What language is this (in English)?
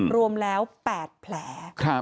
Thai